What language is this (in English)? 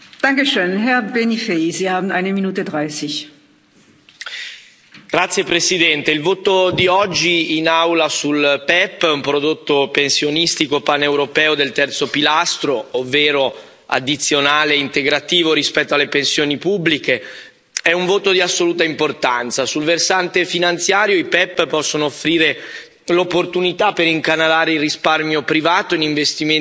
Italian